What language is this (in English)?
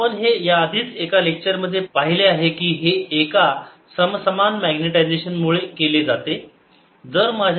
Marathi